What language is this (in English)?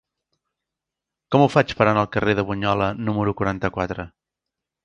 Catalan